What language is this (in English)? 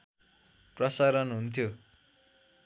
Nepali